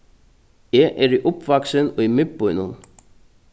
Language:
Faroese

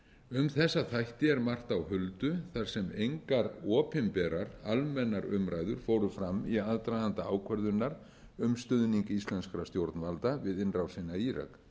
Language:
Icelandic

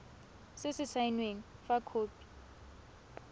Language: Tswana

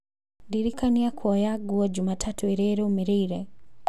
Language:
Kikuyu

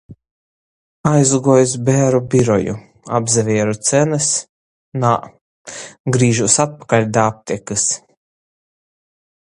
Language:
Latgalian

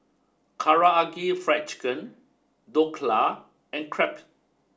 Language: English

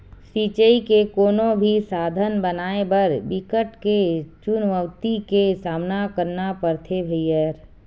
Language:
Chhattisgarhi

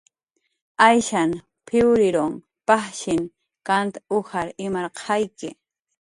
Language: Jaqaru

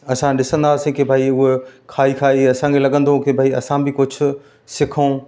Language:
Sindhi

